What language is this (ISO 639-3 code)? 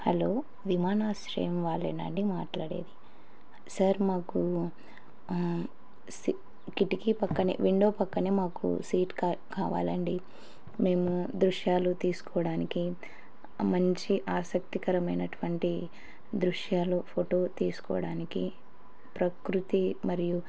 tel